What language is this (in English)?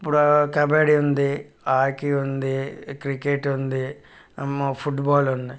Telugu